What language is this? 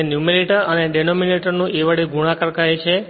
Gujarati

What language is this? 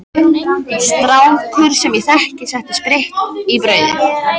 Icelandic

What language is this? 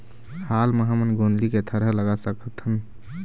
Chhattisgarhi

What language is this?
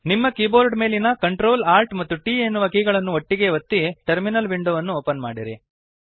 Kannada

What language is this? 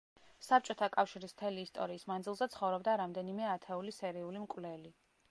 Georgian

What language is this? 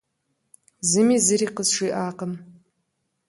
Kabardian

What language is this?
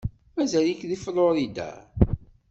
Kabyle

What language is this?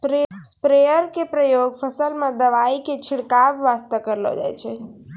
Maithili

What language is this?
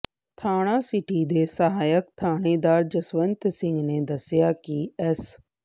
Punjabi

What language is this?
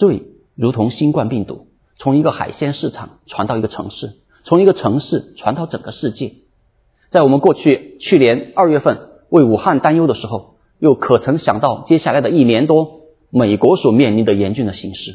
Chinese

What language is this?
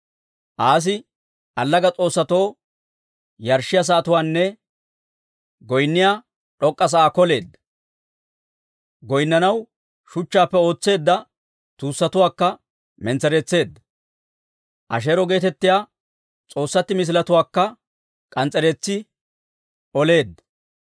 Dawro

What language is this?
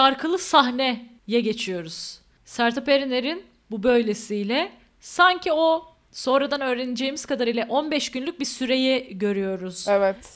Turkish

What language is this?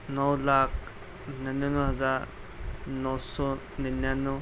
Urdu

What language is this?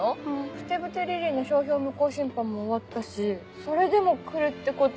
Japanese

